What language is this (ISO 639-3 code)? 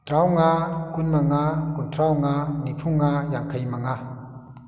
mni